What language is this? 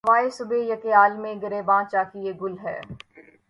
Urdu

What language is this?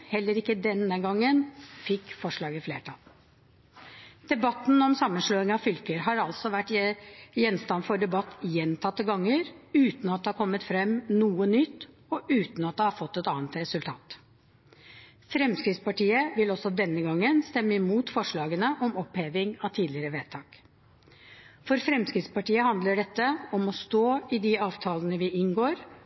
Norwegian Bokmål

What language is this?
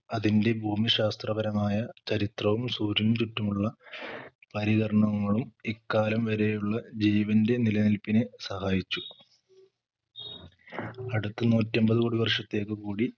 Malayalam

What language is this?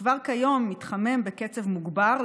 Hebrew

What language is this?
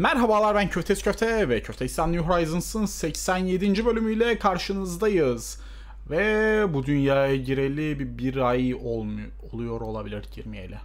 Turkish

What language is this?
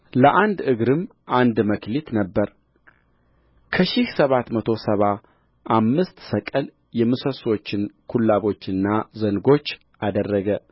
Amharic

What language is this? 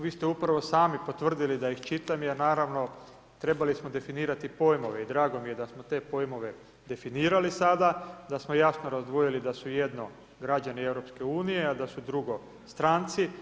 Croatian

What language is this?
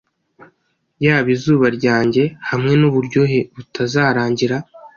Kinyarwanda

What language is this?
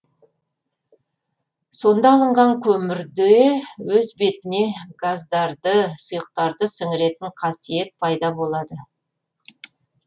Kazakh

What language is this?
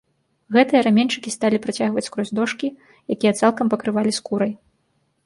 Belarusian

